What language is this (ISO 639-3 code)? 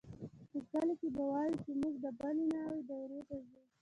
pus